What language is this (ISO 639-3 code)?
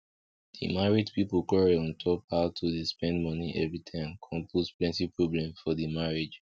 pcm